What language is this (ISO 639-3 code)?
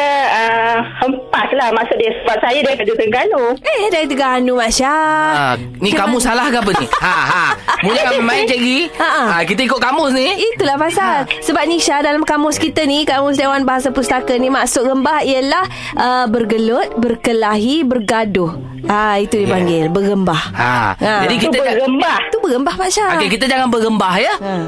msa